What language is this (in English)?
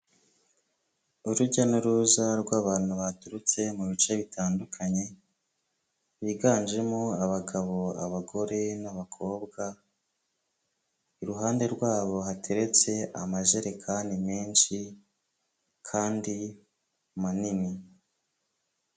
Kinyarwanda